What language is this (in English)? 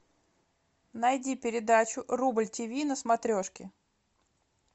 Russian